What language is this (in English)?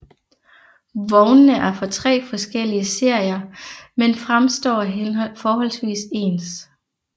Danish